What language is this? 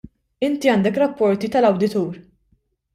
Maltese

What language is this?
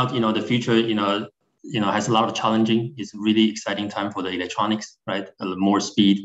English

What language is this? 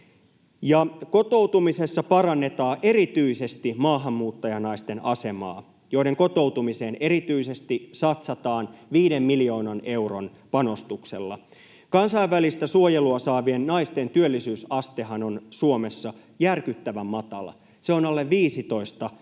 Finnish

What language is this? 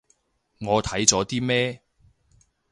Cantonese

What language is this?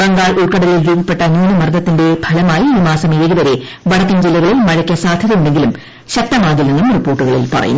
Malayalam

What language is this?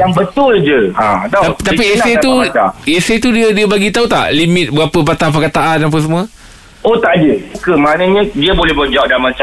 Malay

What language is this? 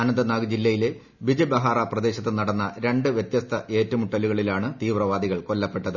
Malayalam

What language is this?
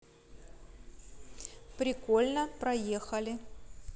Russian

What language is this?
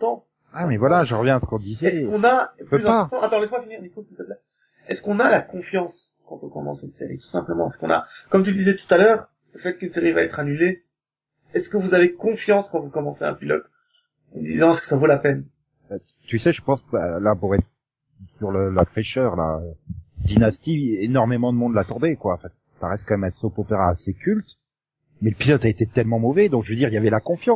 French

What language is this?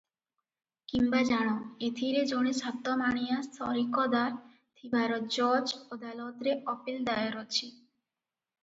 Odia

